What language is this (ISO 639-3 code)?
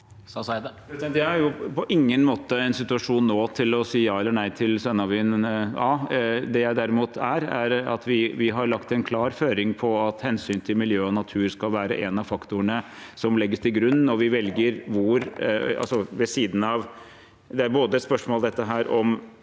nor